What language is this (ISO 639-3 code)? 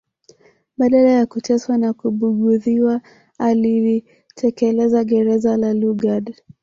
swa